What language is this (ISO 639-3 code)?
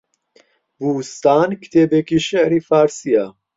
ckb